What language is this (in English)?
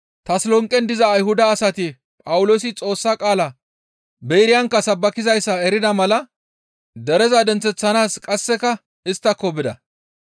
Gamo